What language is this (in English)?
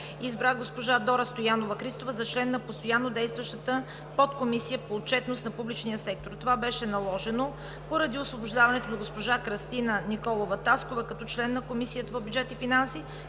Bulgarian